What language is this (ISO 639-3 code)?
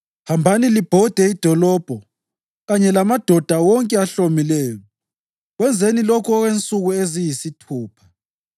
nde